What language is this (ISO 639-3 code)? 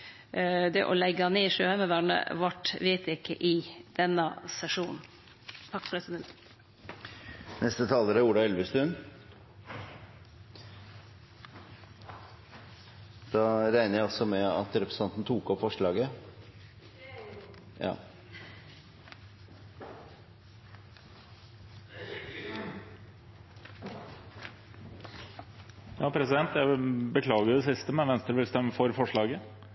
nor